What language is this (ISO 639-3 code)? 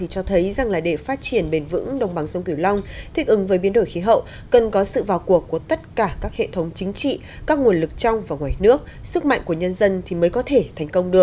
vie